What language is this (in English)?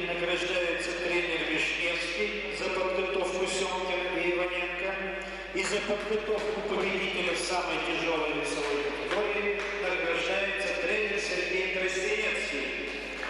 Russian